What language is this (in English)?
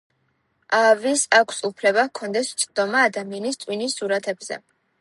Georgian